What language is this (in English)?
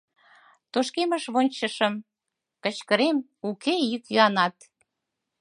Mari